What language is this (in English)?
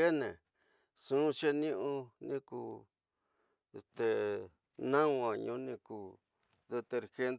Tidaá Mixtec